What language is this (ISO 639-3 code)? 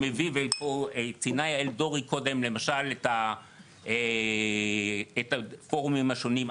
heb